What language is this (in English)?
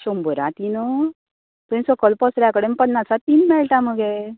Konkani